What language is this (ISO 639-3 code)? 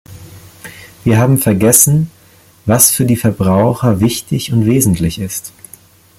deu